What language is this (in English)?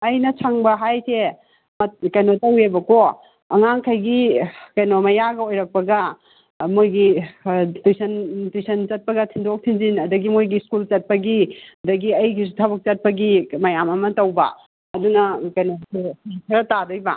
Manipuri